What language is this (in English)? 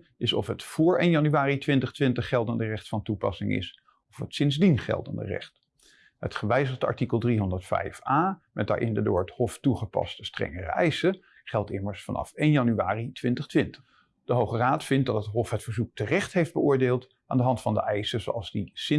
Dutch